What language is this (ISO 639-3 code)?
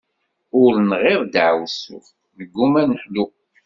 kab